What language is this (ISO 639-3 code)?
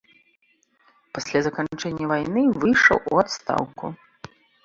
bel